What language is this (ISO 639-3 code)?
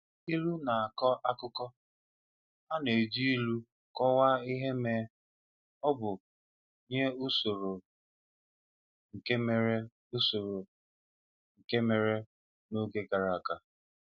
ibo